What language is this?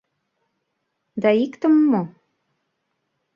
Mari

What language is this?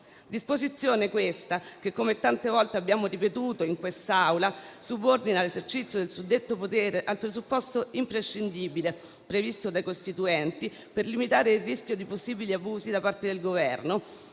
Italian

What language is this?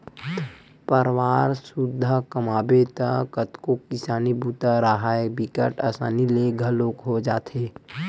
Chhattisgarhi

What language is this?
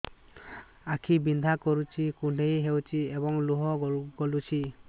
Odia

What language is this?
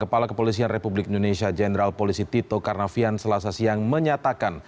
Indonesian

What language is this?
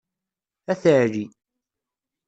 Kabyle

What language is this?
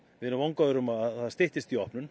Icelandic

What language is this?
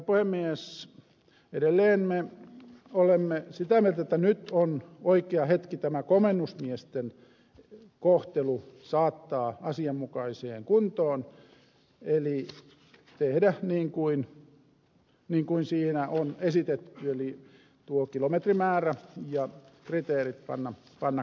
Finnish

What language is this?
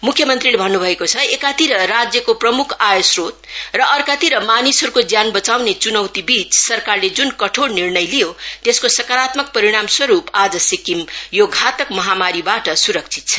Nepali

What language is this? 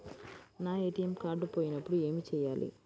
Telugu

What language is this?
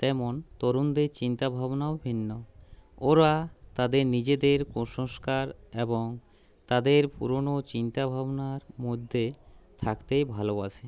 Bangla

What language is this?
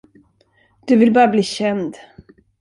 Swedish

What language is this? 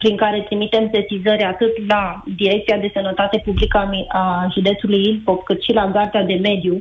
Romanian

